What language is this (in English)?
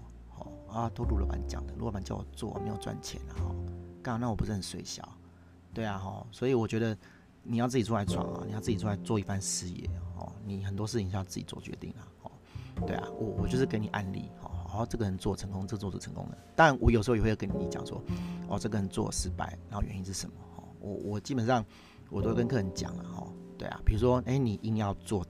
Chinese